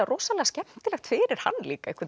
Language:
Icelandic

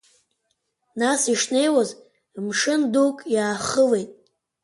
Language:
Abkhazian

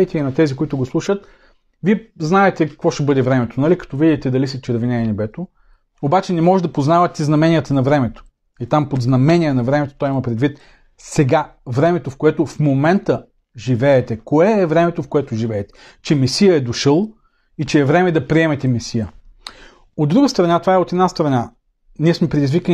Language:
Bulgarian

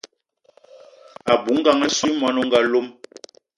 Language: Eton (Cameroon)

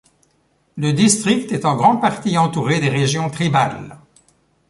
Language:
French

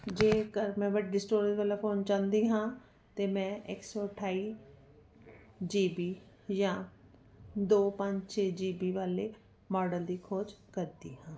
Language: Punjabi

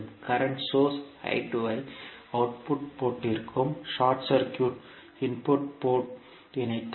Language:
Tamil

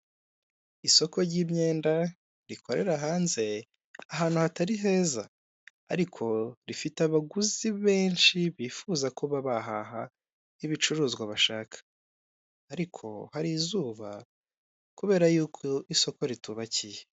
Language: Kinyarwanda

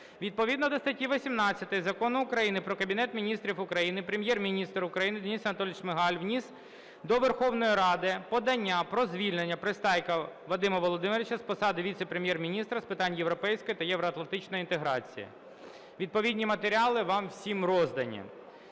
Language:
Ukrainian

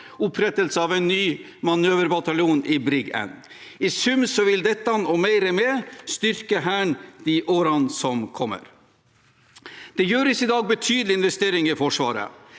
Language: Norwegian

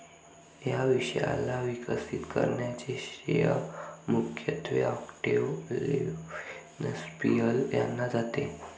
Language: Marathi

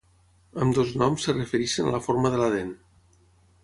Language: Catalan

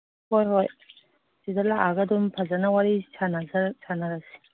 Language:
Manipuri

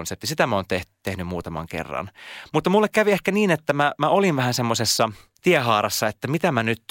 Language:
Finnish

